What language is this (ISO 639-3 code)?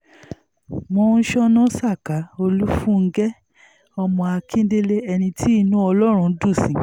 yor